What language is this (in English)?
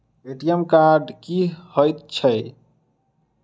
Maithili